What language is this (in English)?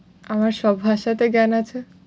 Bangla